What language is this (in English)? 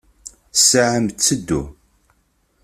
Kabyle